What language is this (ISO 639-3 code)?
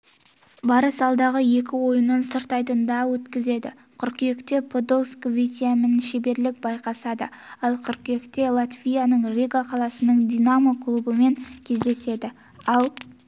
kaz